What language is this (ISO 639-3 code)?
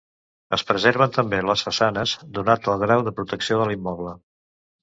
cat